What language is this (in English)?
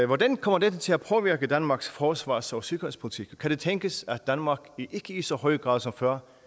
Danish